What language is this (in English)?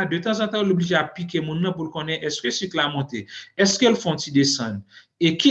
French